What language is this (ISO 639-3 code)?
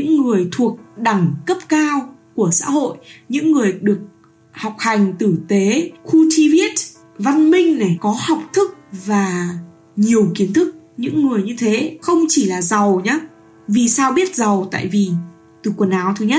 vie